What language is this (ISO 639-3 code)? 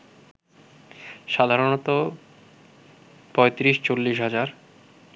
ben